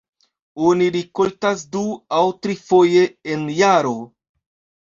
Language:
Esperanto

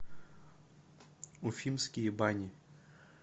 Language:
Russian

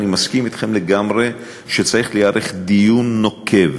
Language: Hebrew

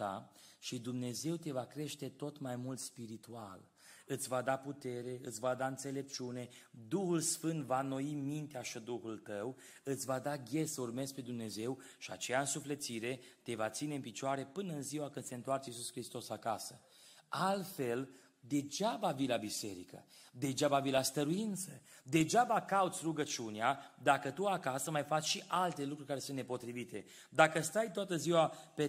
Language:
Romanian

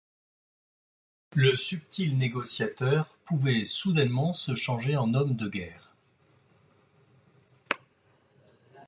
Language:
French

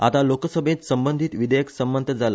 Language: Konkani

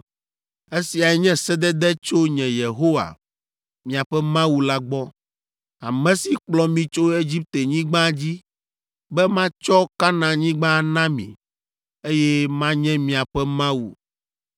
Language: Ewe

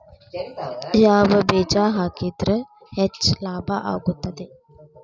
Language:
Kannada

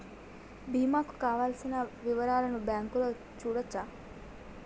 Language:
Telugu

